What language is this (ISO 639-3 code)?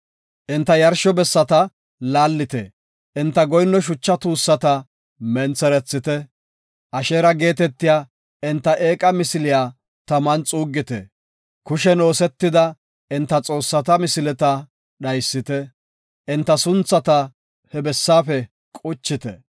gof